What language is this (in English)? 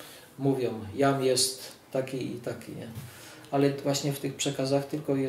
Polish